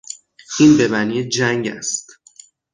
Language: Persian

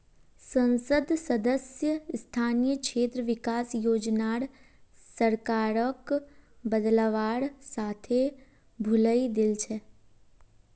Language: Magahi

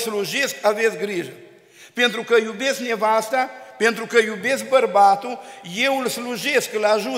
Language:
Romanian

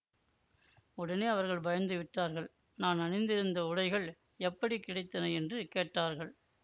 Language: Tamil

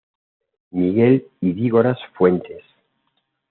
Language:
Spanish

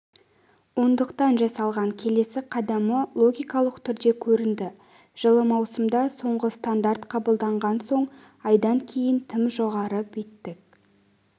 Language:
Kazakh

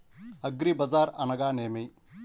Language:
Telugu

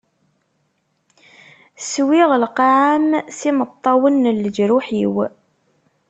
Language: Kabyle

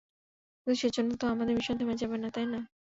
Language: Bangla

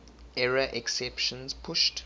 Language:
English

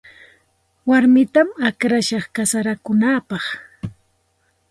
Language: Santa Ana de Tusi Pasco Quechua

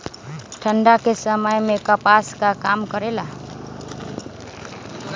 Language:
Magahi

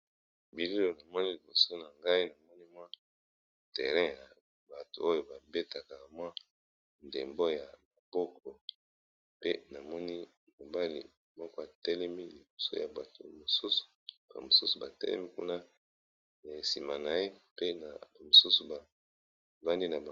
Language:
Lingala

